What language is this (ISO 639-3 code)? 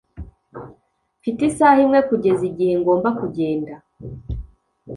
kin